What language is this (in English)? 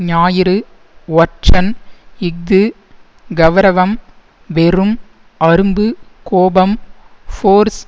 Tamil